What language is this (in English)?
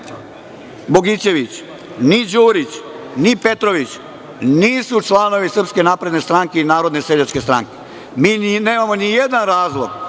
Serbian